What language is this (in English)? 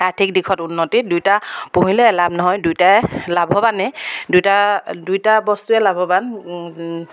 Assamese